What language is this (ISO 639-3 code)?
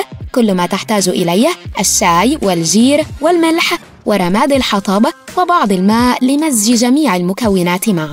ara